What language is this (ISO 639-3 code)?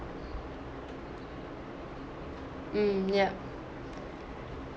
eng